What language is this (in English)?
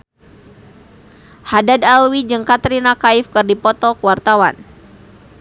Sundanese